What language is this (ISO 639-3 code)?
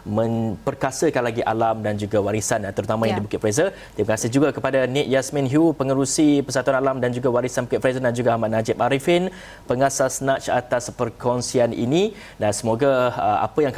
msa